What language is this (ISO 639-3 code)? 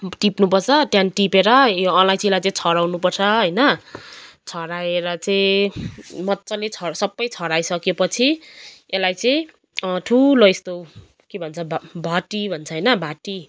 nep